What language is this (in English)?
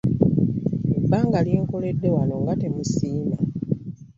Ganda